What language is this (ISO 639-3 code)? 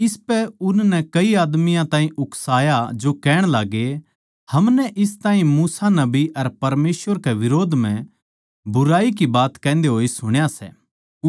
bgc